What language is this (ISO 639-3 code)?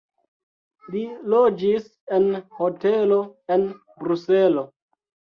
epo